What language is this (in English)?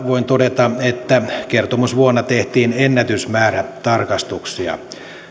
Finnish